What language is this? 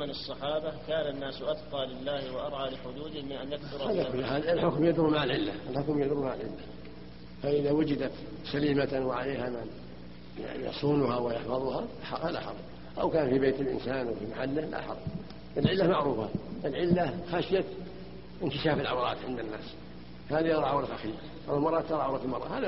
Arabic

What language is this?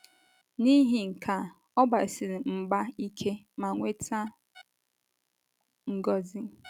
Igbo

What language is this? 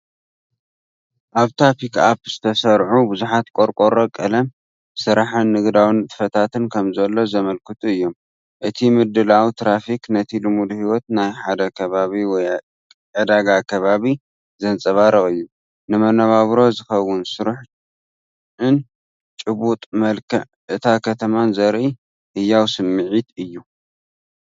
Tigrinya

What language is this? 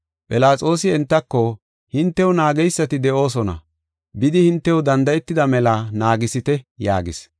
Gofa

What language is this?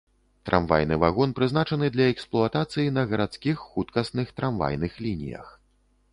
Belarusian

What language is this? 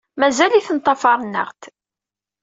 Kabyle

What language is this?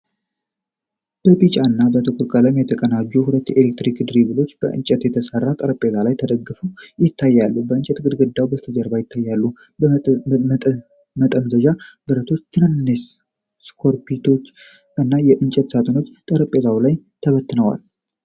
Amharic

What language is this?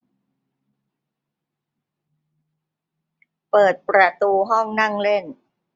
Thai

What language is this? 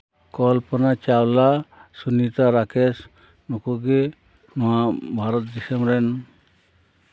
Santali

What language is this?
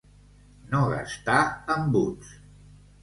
Catalan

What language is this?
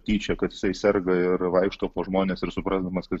Lithuanian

